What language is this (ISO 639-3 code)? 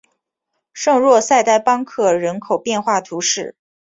zho